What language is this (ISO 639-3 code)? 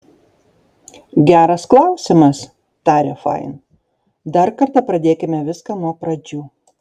lit